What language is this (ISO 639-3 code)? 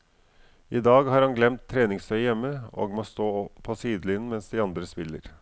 nor